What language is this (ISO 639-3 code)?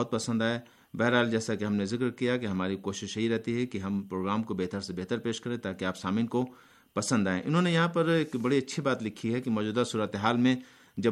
urd